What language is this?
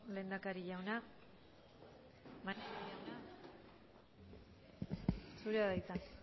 Basque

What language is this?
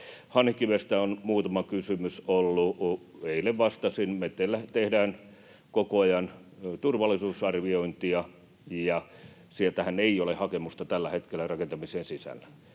Finnish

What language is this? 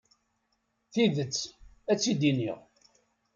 Kabyle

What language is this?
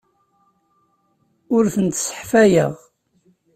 Kabyle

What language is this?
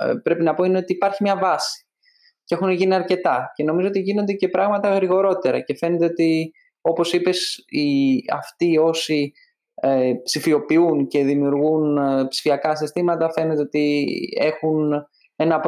Greek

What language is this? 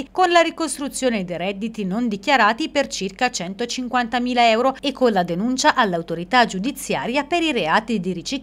Italian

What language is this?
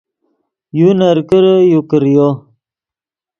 Yidgha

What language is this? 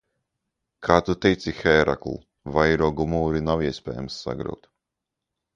Latvian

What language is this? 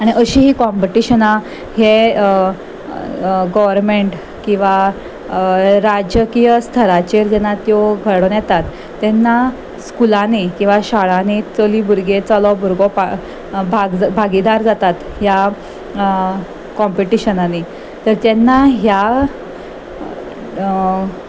Konkani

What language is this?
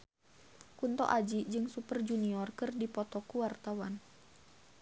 Sundanese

